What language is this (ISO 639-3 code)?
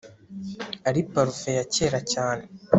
kin